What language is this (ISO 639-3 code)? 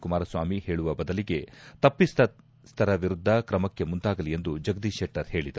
kan